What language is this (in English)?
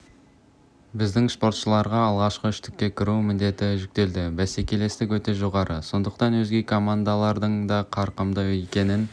Kazakh